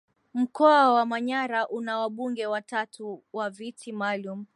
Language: Swahili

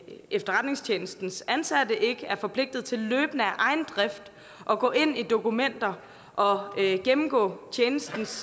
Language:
Danish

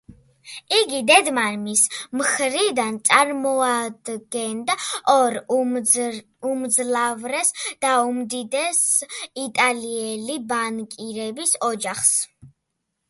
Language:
Georgian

